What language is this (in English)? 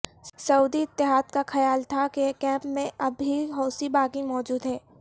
Urdu